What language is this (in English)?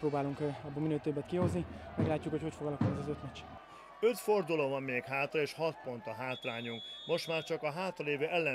Hungarian